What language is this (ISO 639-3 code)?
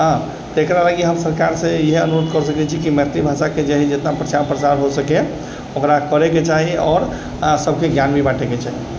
mai